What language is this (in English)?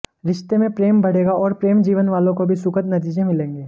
Hindi